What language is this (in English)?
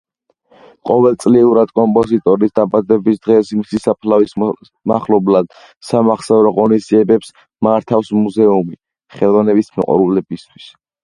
Georgian